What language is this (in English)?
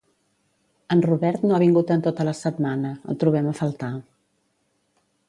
Catalan